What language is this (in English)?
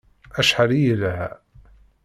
Kabyle